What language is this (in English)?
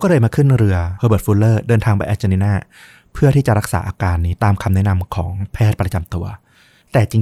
Thai